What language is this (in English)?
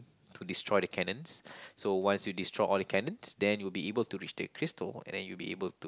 English